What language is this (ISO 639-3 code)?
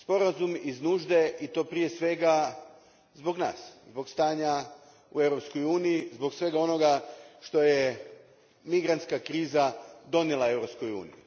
hrv